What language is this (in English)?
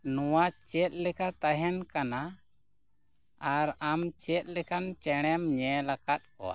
Santali